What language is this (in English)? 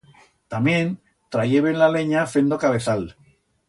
Aragonese